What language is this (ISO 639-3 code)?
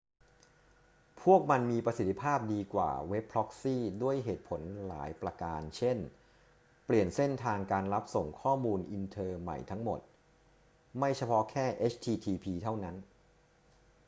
tha